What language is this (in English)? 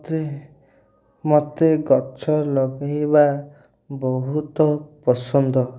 Odia